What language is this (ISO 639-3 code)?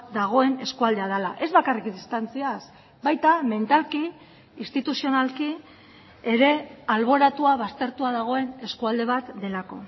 eus